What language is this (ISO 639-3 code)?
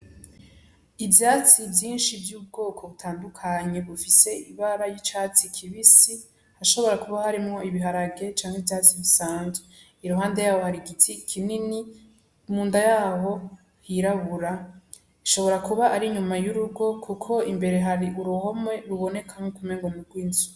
run